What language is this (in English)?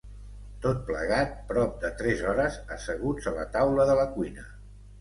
Catalan